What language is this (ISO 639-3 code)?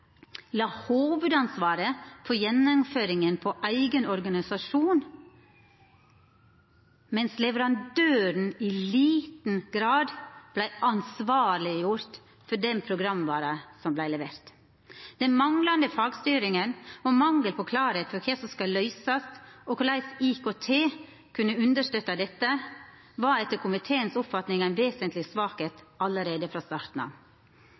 nno